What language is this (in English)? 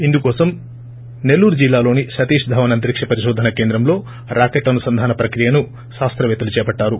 Telugu